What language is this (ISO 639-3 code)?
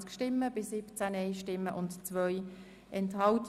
gsw